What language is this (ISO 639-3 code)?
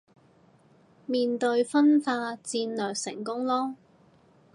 yue